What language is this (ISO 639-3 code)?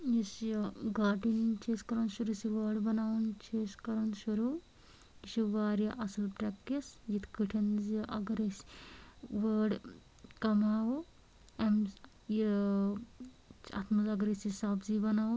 kas